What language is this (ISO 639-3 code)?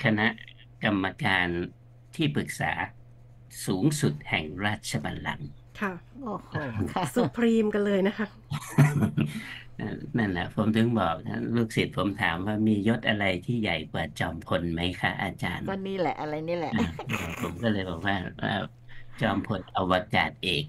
tha